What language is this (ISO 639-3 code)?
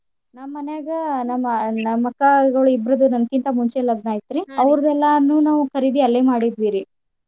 kan